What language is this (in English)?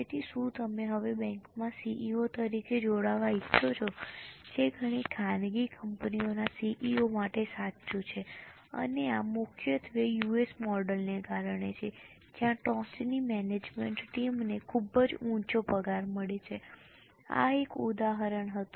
Gujarati